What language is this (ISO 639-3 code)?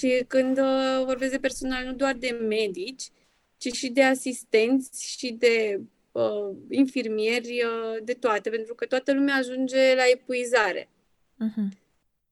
ron